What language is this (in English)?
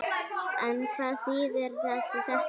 Icelandic